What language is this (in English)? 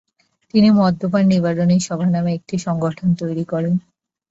Bangla